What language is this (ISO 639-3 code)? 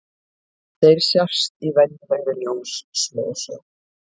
isl